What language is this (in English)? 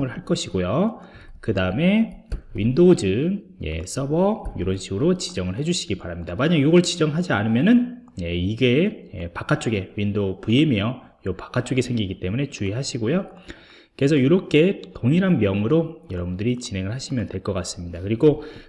Korean